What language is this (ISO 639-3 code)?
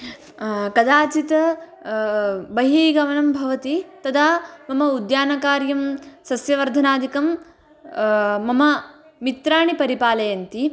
san